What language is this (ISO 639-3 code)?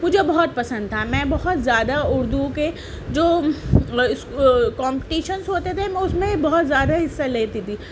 urd